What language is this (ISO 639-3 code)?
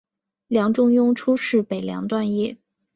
zho